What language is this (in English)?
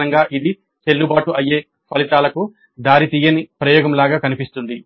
Telugu